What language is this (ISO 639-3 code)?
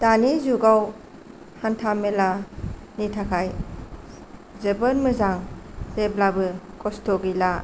brx